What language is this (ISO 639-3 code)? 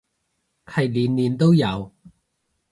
yue